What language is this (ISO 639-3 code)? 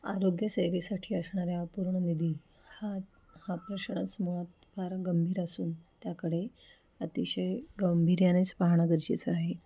mar